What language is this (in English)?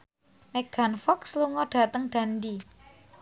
Javanese